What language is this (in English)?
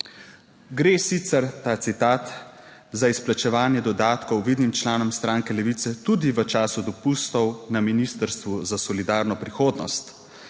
Slovenian